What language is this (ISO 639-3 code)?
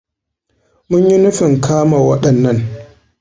hau